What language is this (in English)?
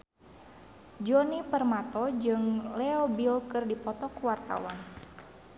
Sundanese